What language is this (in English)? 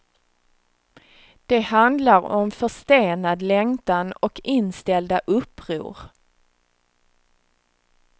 Swedish